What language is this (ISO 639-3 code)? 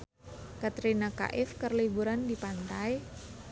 sun